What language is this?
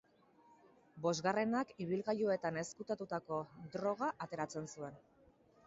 Basque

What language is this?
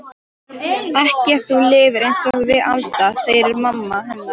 Icelandic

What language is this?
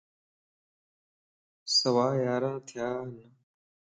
Lasi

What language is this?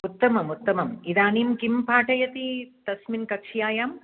Sanskrit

